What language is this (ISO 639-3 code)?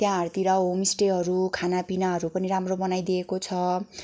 nep